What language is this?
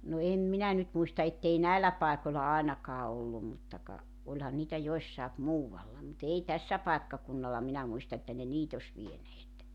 Finnish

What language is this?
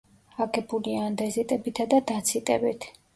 Georgian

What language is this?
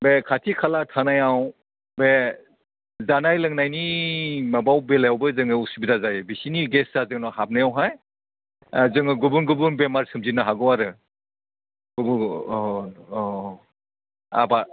Bodo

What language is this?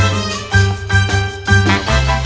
Vietnamese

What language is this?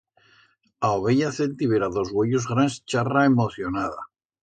Aragonese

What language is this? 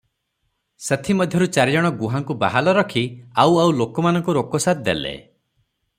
Odia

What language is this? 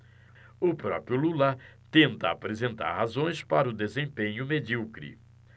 Portuguese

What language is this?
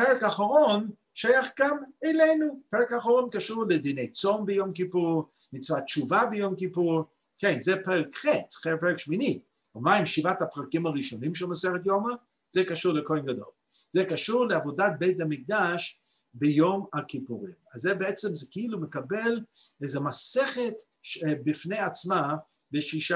Hebrew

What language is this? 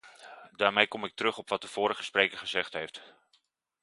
Dutch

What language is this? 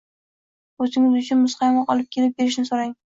Uzbek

